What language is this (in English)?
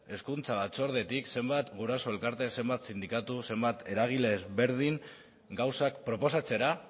Basque